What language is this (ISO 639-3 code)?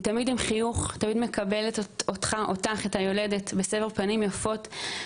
heb